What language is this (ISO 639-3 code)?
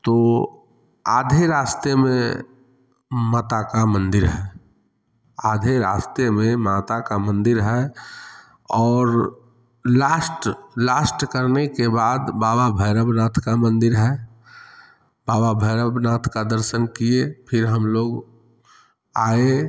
hin